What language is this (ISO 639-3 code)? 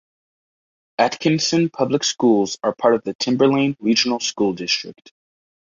eng